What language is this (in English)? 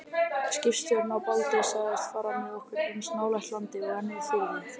Icelandic